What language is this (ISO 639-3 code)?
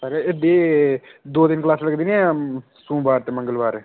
doi